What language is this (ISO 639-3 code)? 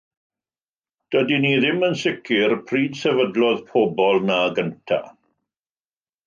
cym